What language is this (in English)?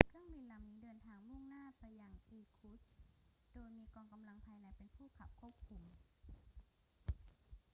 Thai